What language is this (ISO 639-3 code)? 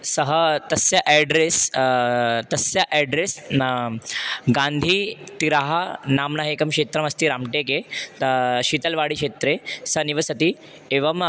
san